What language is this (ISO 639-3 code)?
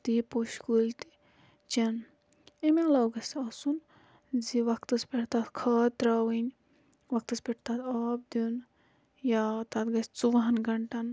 kas